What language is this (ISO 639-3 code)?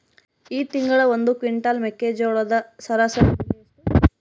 kan